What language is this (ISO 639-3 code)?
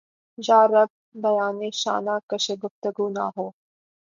urd